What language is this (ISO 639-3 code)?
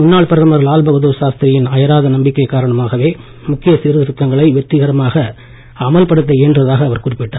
tam